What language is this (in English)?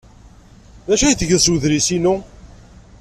Kabyle